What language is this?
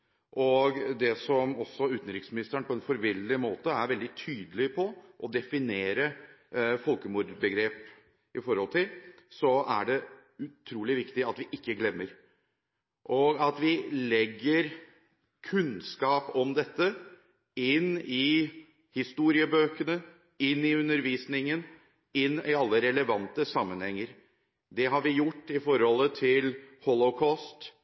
Norwegian Bokmål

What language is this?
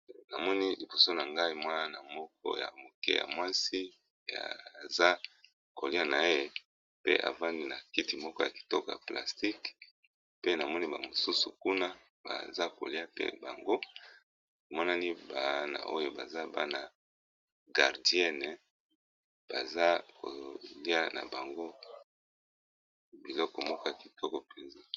Lingala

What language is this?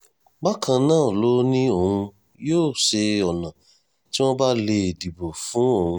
Yoruba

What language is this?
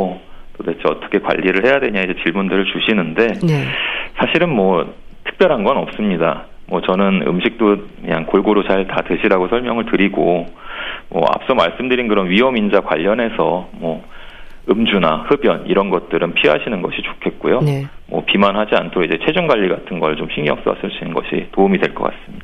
Korean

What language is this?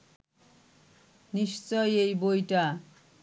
Bangla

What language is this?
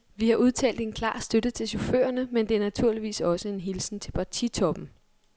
Danish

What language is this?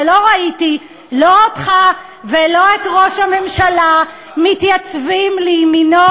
Hebrew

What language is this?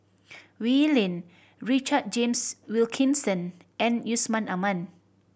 English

